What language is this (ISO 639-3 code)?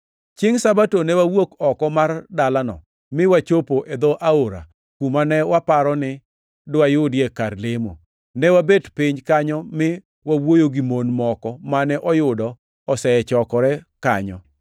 luo